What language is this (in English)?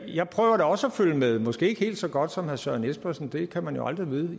Danish